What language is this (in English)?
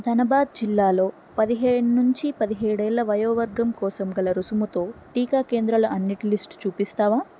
Telugu